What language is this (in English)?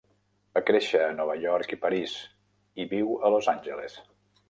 Catalan